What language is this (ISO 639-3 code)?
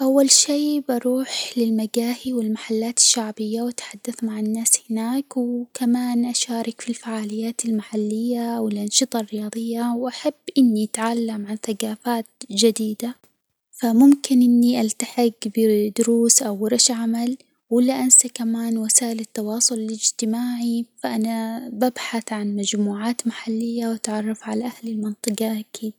acw